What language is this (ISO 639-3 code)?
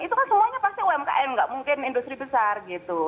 ind